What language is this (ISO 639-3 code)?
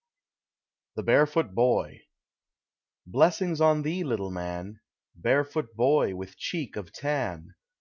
eng